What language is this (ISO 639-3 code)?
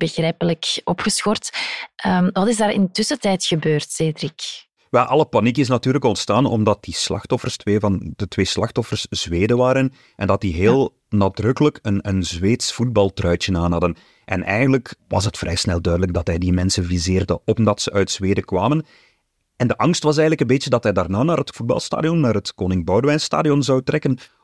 nld